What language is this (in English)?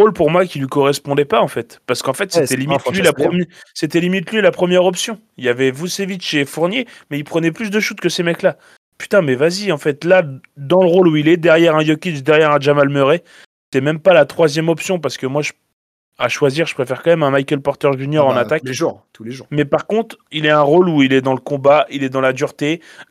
French